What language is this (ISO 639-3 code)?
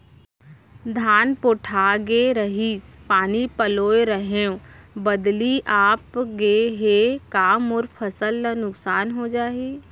hne